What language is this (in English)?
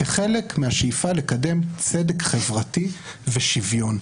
Hebrew